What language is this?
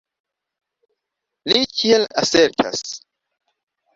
Esperanto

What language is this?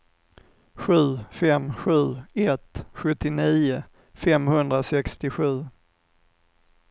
Swedish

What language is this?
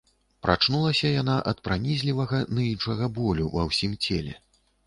Belarusian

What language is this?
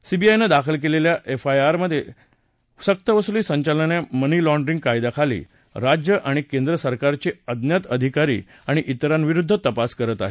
Marathi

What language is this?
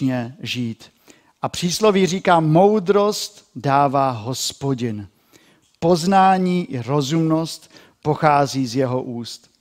Czech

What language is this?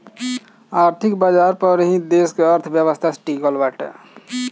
Bhojpuri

